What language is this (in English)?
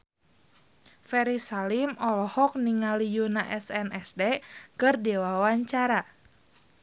Sundanese